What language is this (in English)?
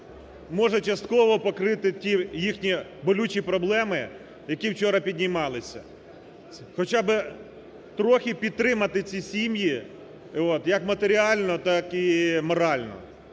Ukrainian